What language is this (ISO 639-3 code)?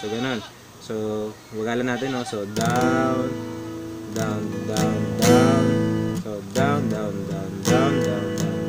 fil